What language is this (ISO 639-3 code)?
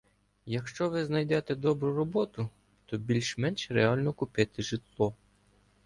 ukr